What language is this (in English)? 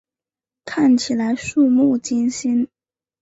Chinese